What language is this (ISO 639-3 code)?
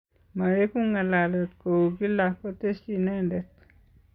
kln